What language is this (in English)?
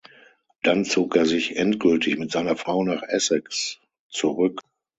German